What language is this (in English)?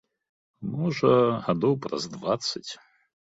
Belarusian